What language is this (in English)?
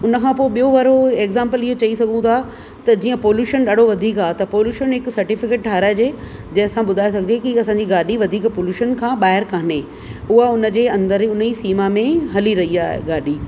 Sindhi